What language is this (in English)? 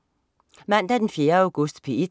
Danish